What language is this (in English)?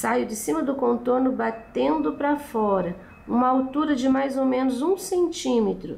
Portuguese